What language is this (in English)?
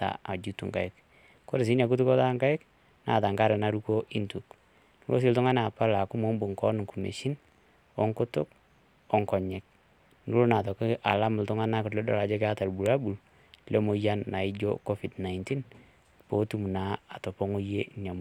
Masai